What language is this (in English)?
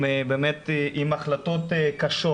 Hebrew